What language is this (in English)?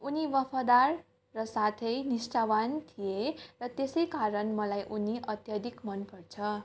Nepali